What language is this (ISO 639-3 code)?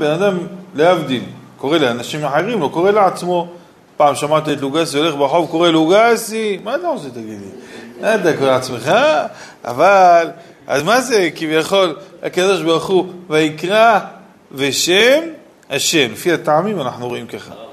heb